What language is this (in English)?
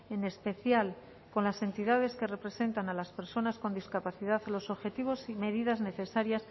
Spanish